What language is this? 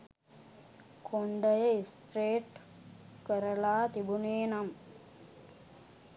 Sinhala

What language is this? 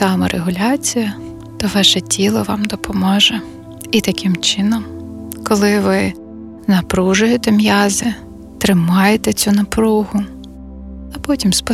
Ukrainian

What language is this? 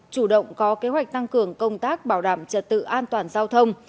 Vietnamese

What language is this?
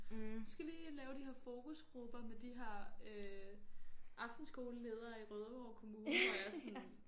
Danish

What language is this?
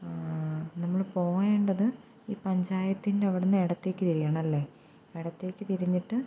Malayalam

